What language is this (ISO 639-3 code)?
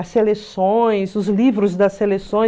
por